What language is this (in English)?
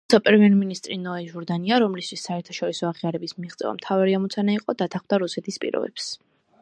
Georgian